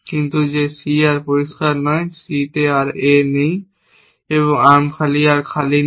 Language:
Bangla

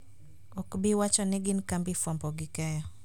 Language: Luo (Kenya and Tanzania)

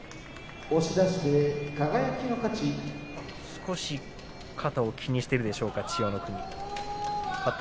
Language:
Japanese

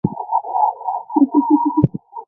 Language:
Chinese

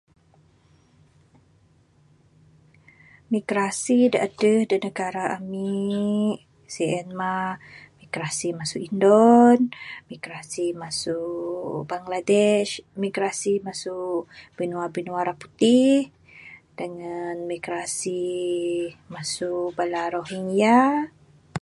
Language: Bukar-Sadung Bidayuh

